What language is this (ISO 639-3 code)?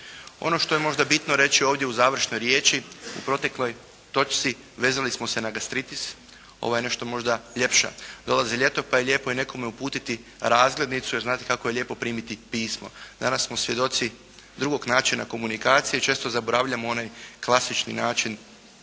hrv